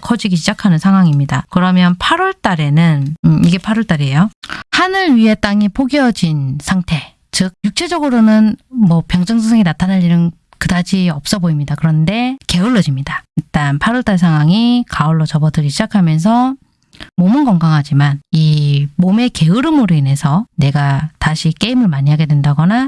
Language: Korean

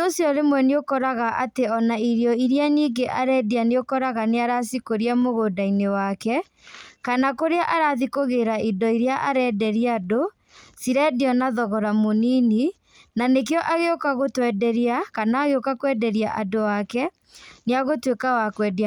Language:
Kikuyu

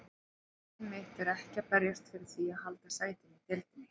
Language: Icelandic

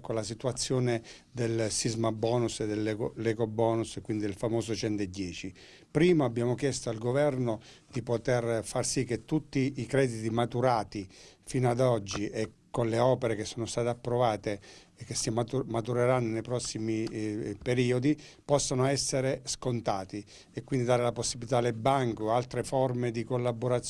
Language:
Italian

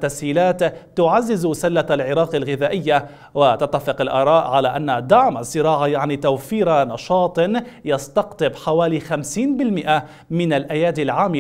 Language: Arabic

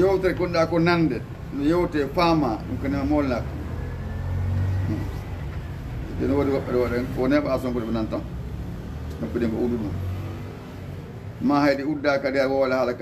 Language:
Arabic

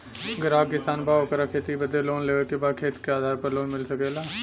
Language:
Bhojpuri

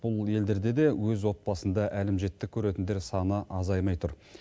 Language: Kazakh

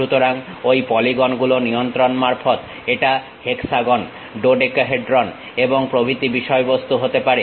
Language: Bangla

